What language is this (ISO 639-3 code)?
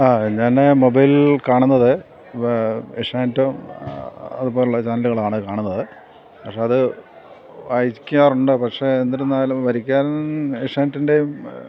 mal